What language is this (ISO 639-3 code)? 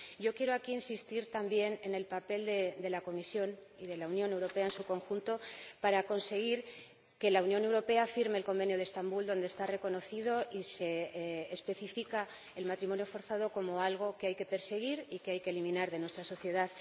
spa